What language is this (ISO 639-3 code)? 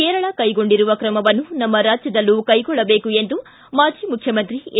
kan